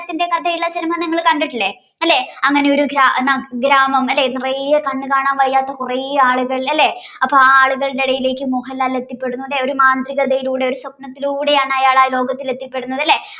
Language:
Malayalam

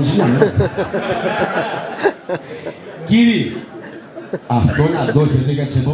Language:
Greek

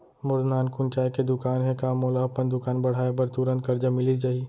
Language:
Chhattisgarhi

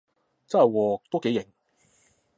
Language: Cantonese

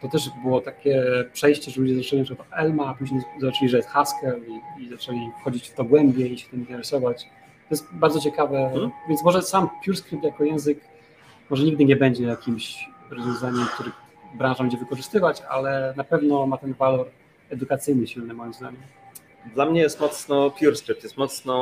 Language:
Polish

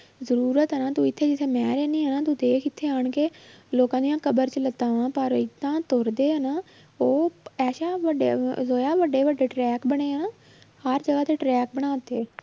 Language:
Punjabi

